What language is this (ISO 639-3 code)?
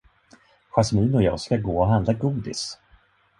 swe